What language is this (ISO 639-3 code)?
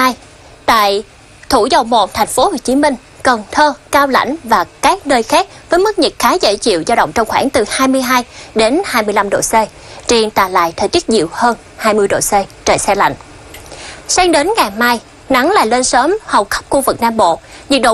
vie